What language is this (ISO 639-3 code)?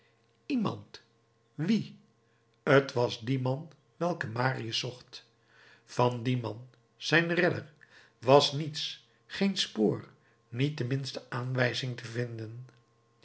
nld